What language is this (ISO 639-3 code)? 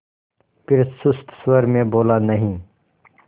hin